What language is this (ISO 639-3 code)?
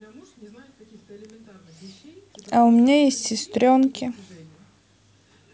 rus